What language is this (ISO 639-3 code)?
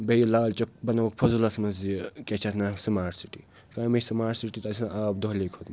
kas